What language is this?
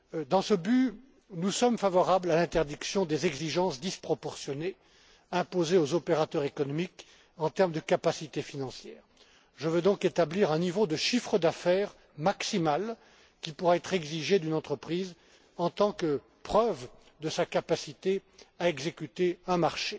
French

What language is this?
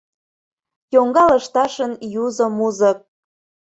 Mari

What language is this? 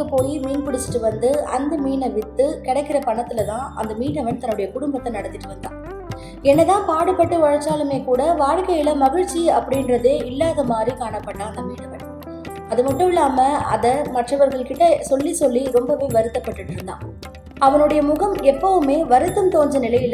Tamil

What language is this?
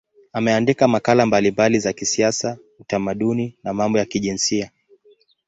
Swahili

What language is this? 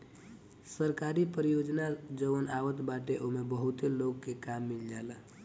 Bhojpuri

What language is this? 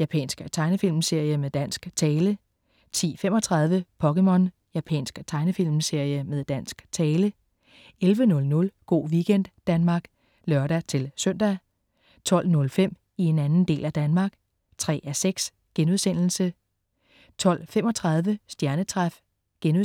Danish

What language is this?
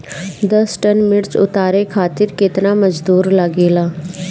Bhojpuri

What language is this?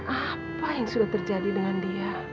Indonesian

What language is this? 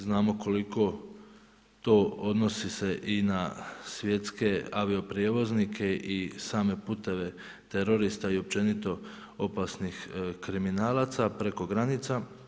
Croatian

